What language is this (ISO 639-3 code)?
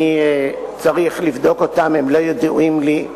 heb